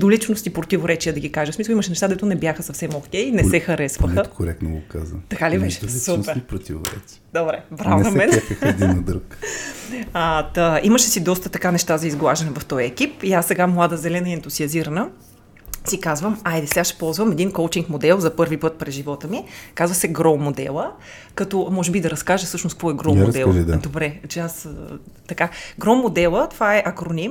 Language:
Bulgarian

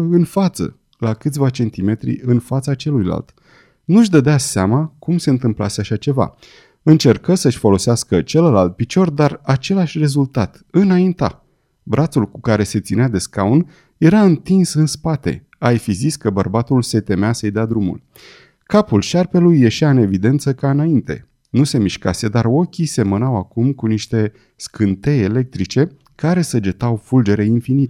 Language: Romanian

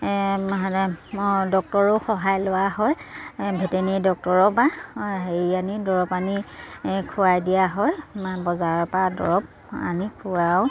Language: Assamese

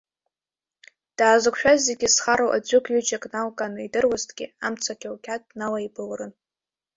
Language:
Abkhazian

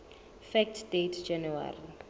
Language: Southern Sotho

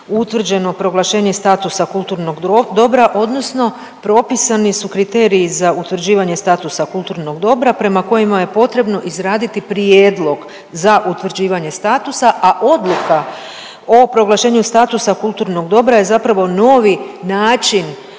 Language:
Croatian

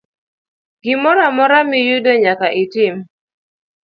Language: Luo (Kenya and Tanzania)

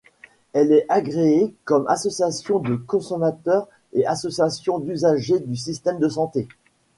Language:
French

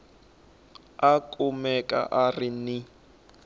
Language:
Tsonga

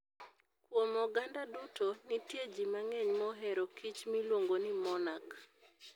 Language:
Luo (Kenya and Tanzania)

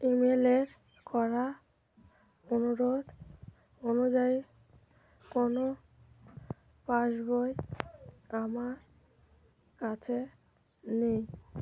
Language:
Bangla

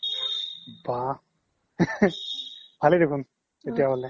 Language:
Assamese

